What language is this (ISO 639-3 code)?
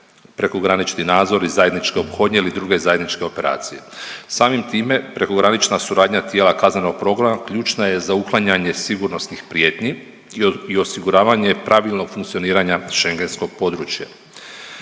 hrv